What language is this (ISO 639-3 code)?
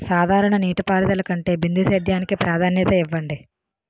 tel